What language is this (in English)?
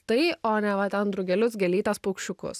Lithuanian